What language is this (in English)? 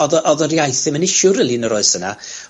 Welsh